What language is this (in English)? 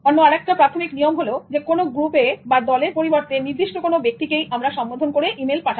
Bangla